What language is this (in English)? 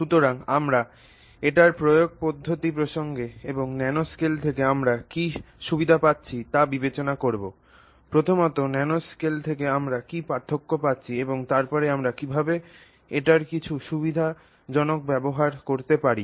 Bangla